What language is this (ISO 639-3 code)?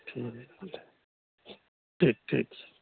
mai